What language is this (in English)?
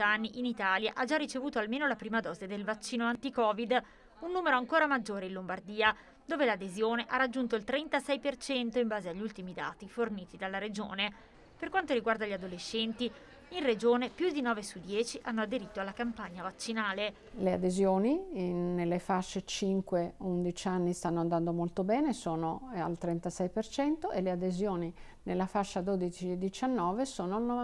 Italian